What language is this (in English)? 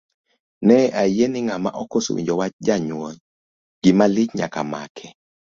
Luo (Kenya and Tanzania)